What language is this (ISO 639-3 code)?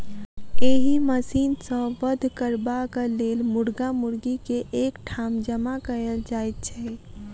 mai